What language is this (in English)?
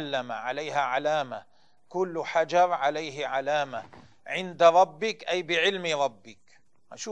Arabic